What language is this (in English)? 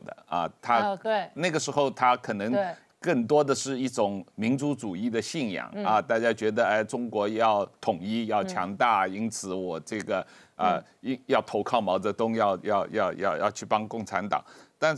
Chinese